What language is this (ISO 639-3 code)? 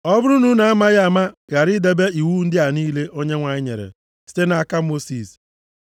ibo